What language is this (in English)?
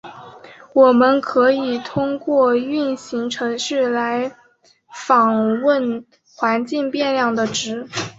Chinese